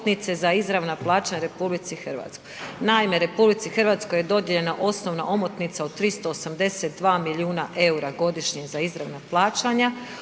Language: Croatian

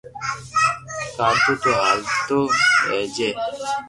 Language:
Loarki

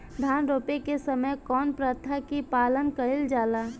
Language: Bhojpuri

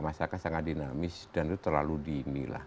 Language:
Indonesian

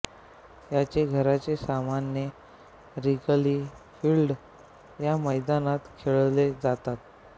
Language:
Marathi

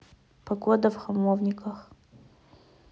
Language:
Russian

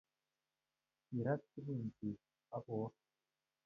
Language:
Kalenjin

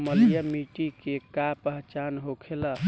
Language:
Bhojpuri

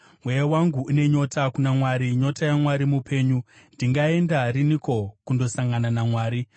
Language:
Shona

